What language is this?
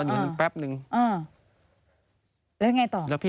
Thai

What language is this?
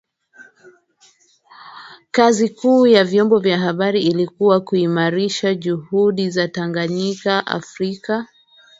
Swahili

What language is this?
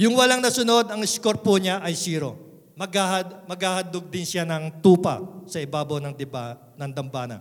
Filipino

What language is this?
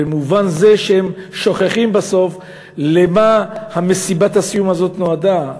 Hebrew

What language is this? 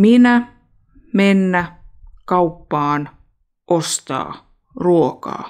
Finnish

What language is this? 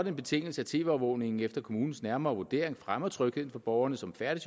Danish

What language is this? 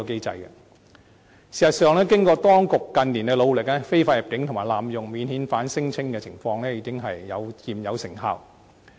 Cantonese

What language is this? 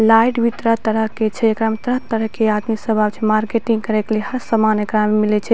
Maithili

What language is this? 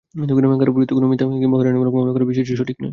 Bangla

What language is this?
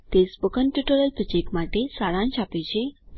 Gujarati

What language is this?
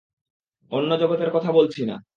Bangla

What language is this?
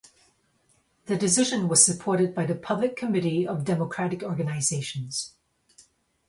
English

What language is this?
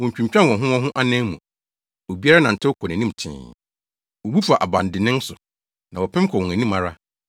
Akan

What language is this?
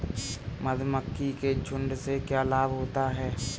Hindi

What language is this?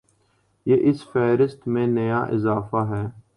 Urdu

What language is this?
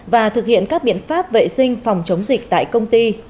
Vietnamese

